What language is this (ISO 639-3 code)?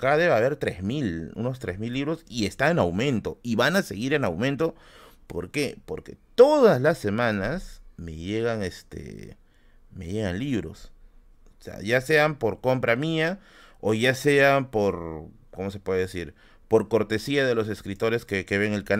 spa